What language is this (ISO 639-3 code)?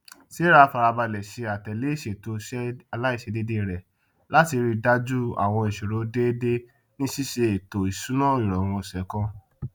yor